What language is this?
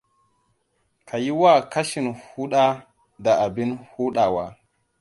Hausa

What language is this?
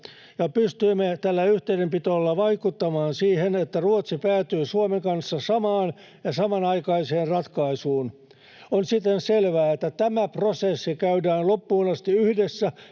Finnish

